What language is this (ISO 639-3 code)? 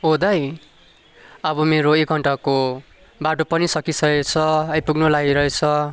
nep